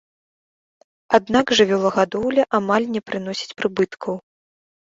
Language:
Belarusian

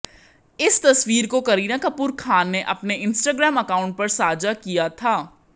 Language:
Hindi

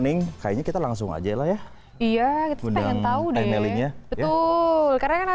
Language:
Indonesian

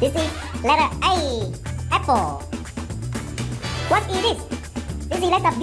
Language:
English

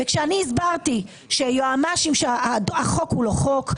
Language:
Hebrew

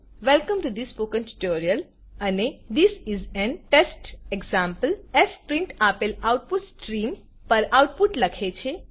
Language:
Gujarati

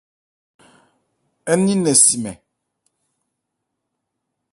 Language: Ebrié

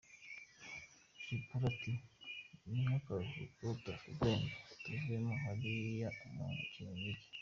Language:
Kinyarwanda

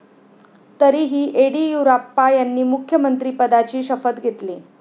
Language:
Marathi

